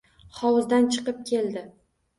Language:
Uzbek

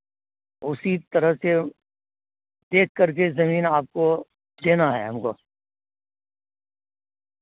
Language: Urdu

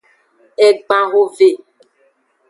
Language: Aja (Benin)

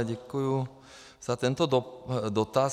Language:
Czech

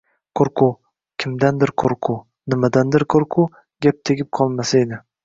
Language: Uzbek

